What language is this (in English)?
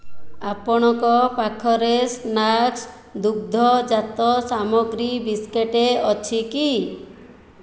Odia